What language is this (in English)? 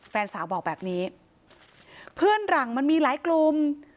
Thai